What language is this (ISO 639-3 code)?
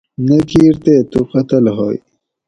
gwc